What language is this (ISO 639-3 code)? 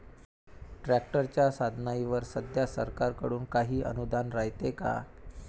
mar